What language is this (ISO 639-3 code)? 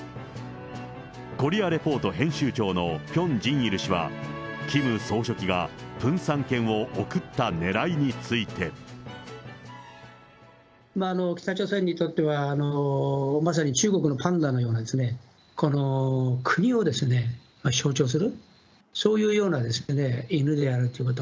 jpn